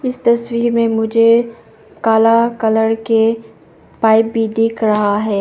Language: Hindi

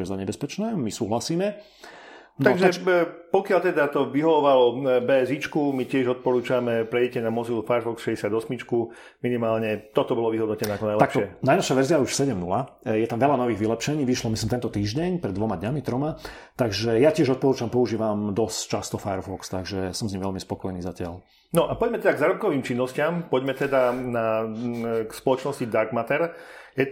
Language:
Slovak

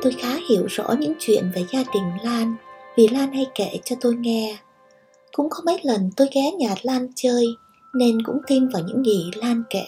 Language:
Vietnamese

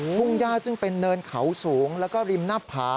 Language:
Thai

